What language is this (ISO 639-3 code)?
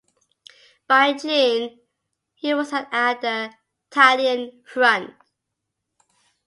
eng